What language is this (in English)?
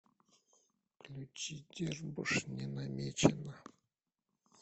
Russian